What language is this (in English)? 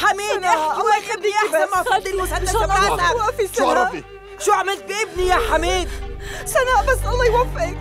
Arabic